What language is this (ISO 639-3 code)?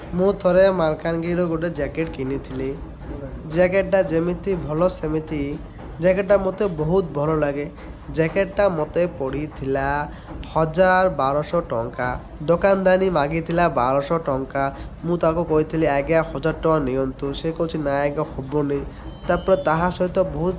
ori